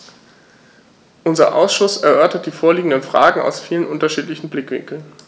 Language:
German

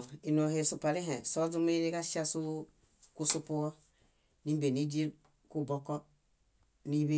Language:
Bayot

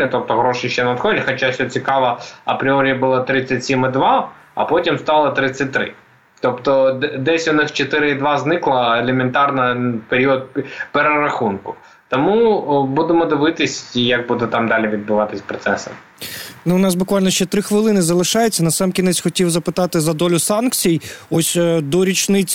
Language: Ukrainian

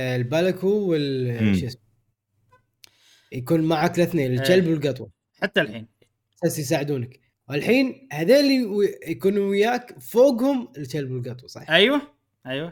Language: Arabic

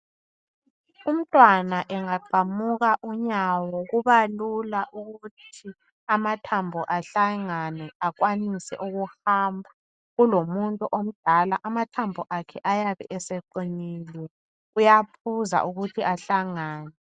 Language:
North Ndebele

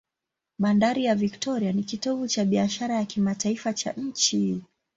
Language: Swahili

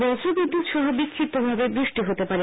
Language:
Bangla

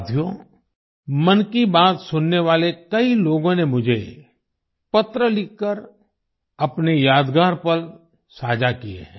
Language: Hindi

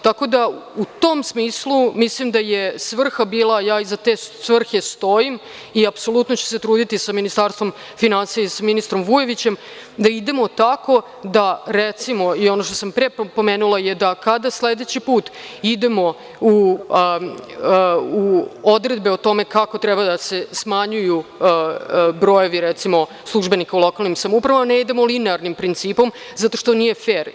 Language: Serbian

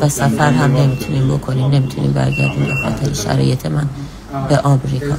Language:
Persian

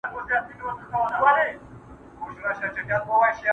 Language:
Pashto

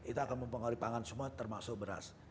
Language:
Indonesian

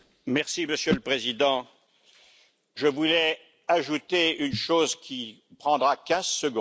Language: French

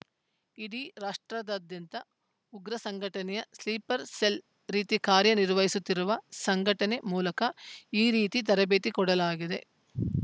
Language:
Kannada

